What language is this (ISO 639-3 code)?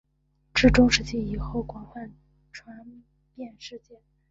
zho